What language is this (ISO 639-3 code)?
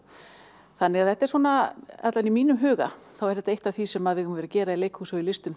isl